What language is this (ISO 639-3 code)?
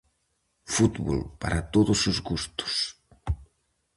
glg